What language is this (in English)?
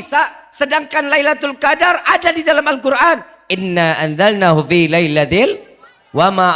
Indonesian